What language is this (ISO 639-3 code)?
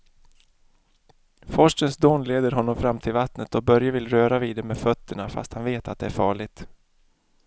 swe